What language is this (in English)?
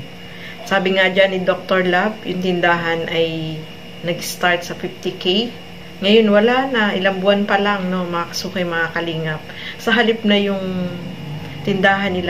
Filipino